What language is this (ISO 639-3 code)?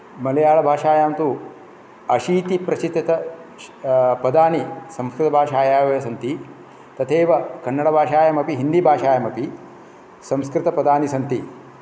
san